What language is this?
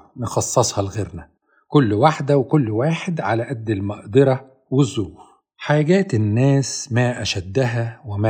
Arabic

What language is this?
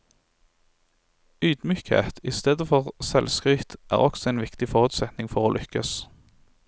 Norwegian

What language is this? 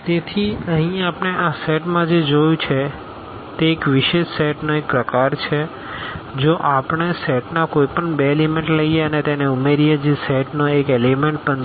Gujarati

